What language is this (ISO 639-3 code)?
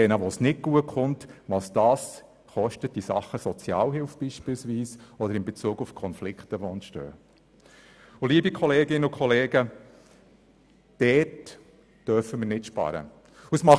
gsw